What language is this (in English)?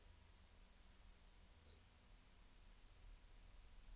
Norwegian